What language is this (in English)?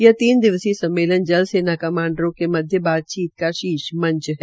Hindi